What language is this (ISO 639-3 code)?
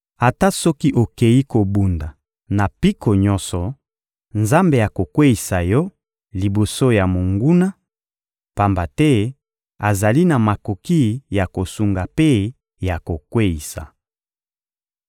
lin